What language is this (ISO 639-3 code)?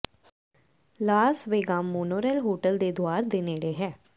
pan